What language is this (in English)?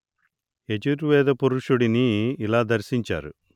Telugu